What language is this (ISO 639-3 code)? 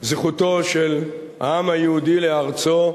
heb